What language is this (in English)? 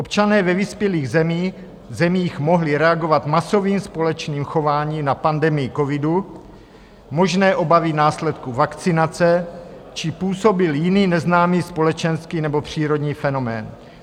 Czech